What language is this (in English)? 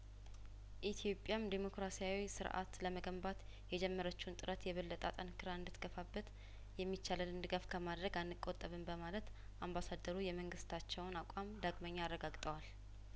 Amharic